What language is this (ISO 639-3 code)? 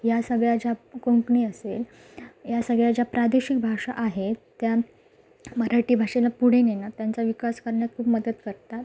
mar